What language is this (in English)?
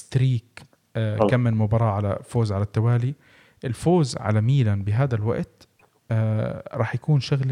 Arabic